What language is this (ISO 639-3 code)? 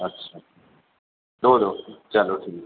urd